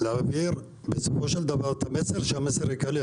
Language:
Hebrew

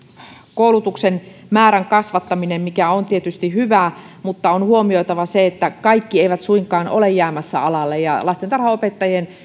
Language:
Finnish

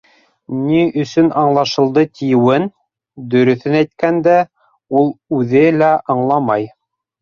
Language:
Bashkir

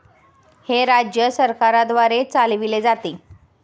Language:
Marathi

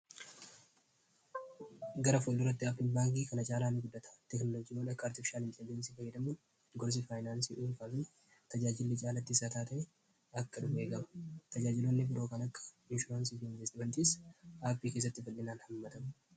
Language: Oromo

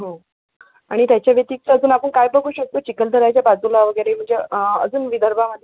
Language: Marathi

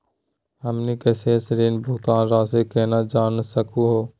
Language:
Magahi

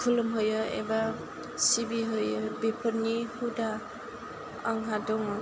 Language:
Bodo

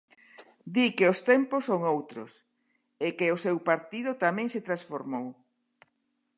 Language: Galician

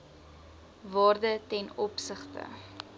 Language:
Afrikaans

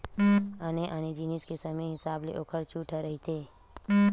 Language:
Chhattisgarhi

